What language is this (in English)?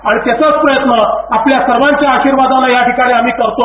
Marathi